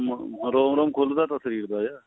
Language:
Punjabi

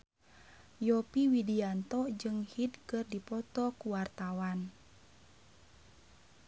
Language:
Sundanese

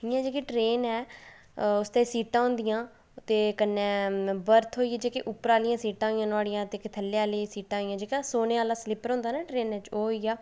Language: Dogri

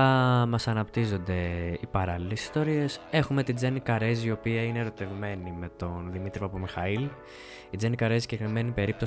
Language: Greek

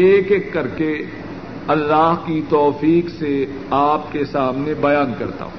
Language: Urdu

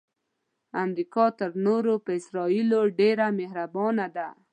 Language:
Pashto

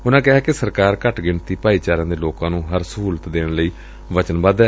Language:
Punjabi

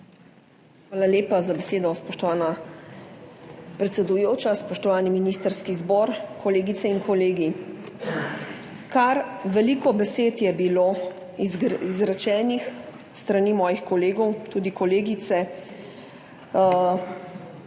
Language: Slovenian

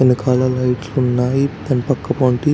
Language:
Telugu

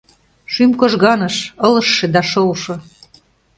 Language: Mari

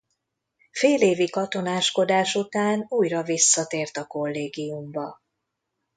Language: Hungarian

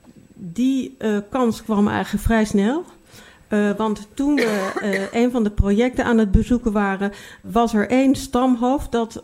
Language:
Dutch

